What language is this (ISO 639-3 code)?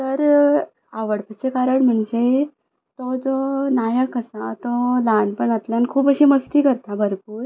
kok